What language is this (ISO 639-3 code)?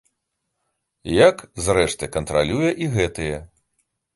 bel